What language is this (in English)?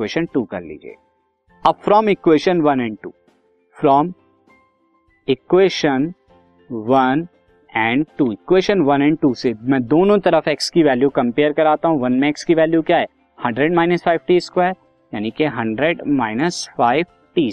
Hindi